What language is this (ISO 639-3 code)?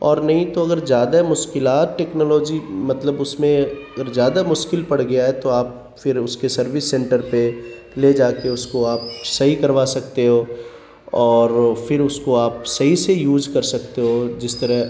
urd